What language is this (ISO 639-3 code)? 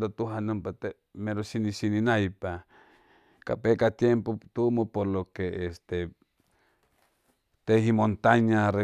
zoh